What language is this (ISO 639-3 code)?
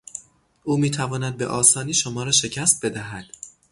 fas